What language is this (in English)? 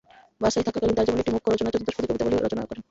Bangla